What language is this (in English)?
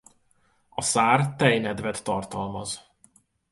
Hungarian